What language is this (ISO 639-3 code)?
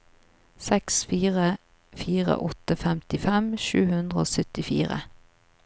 nor